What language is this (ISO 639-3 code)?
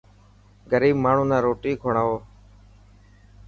mki